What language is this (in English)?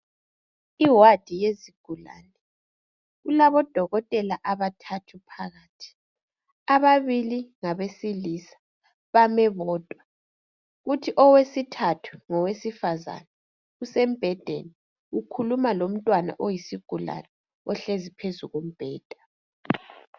North Ndebele